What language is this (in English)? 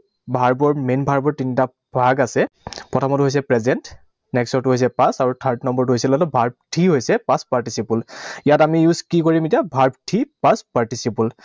Assamese